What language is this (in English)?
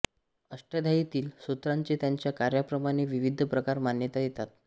Marathi